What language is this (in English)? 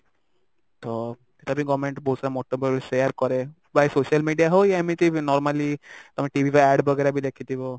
Odia